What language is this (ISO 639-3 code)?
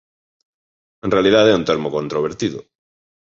glg